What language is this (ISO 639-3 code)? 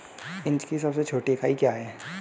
hin